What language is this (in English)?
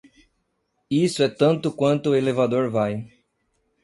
Portuguese